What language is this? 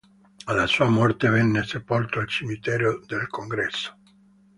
Italian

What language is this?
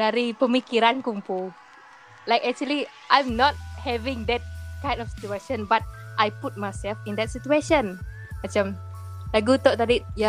Malay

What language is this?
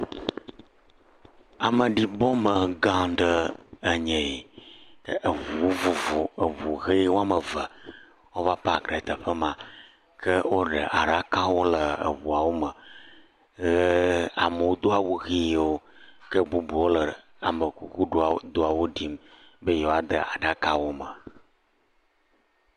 Ewe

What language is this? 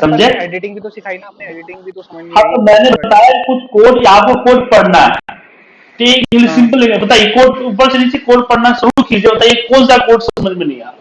Hindi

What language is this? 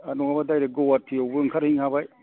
Bodo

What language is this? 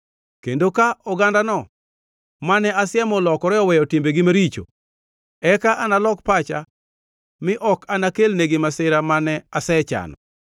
Luo (Kenya and Tanzania)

